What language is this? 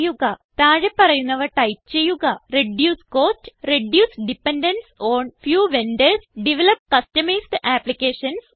Malayalam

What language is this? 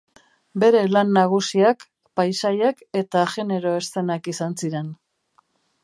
Basque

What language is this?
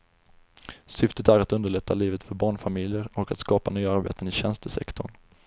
Swedish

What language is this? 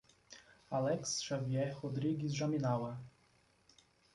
Portuguese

